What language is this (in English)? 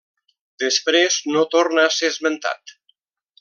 Catalan